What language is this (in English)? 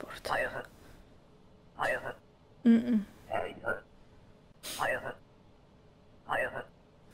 Polish